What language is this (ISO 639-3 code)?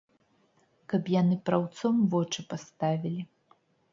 bel